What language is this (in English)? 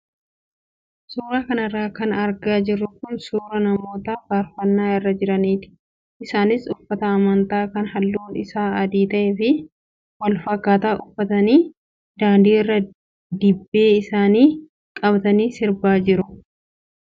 Oromo